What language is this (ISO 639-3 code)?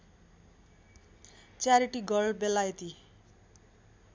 nep